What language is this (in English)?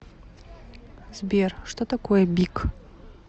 Russian